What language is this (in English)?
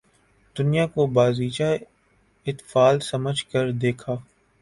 Urdu